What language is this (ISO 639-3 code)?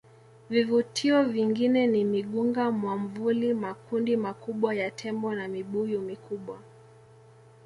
swa